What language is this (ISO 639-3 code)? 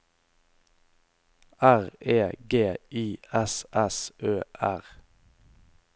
nor